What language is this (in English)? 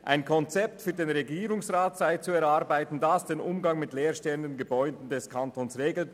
Swiss German